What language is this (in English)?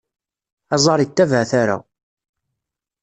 Kabyle